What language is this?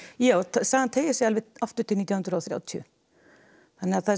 Icelandic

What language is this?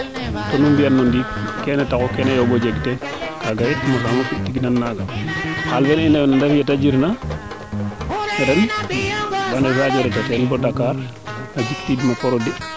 Serer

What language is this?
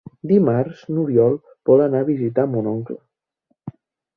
Catalan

